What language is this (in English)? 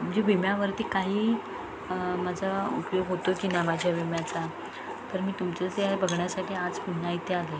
Marathi